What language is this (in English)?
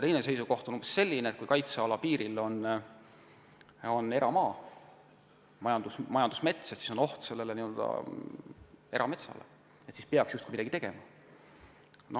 Estonian